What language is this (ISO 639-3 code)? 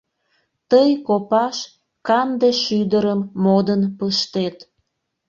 chm